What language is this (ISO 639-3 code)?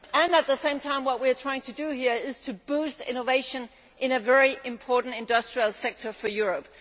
eng